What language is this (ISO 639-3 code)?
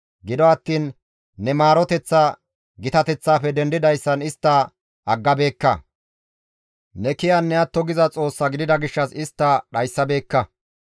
gmv